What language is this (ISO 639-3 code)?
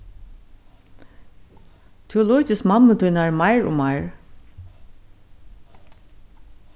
fao